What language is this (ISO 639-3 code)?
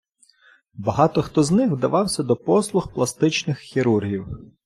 ukr